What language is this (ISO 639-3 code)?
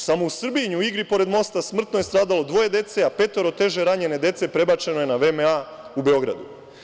srp